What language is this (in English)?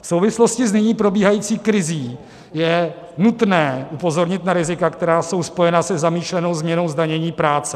Czech